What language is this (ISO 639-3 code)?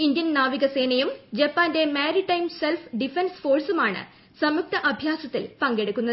mal